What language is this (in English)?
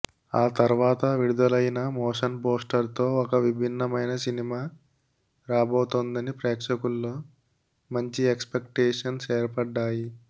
Telugu